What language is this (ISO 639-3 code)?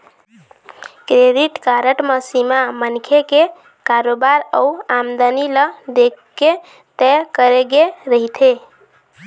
hne